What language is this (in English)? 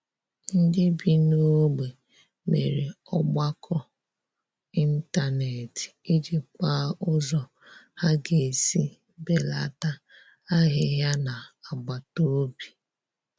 Igbo